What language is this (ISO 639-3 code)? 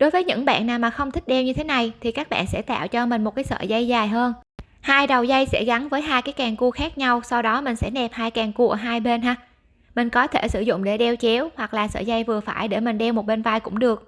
vie